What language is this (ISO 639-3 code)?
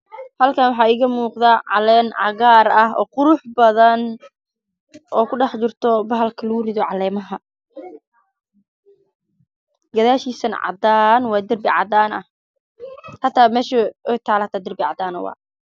som